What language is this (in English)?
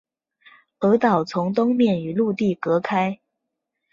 Chinese